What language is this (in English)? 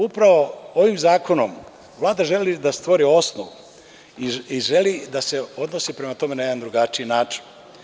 Serbian